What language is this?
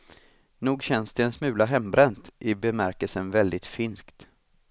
Swedish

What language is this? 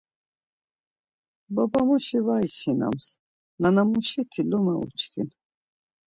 Laz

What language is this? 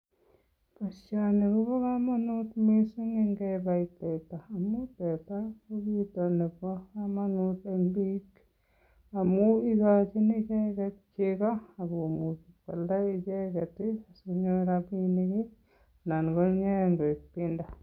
Kalenjin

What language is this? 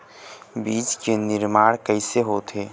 Chhattisgarhi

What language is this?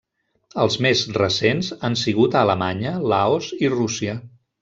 Catalan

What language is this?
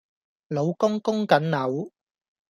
Cantonese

